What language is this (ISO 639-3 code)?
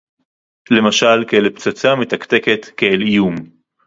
heb